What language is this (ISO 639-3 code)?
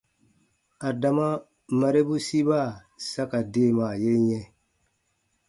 bba